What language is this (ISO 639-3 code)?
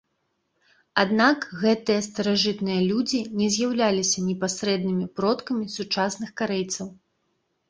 bel